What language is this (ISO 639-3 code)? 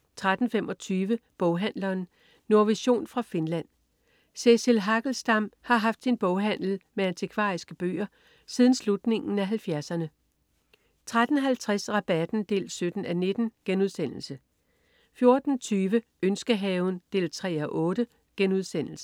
dan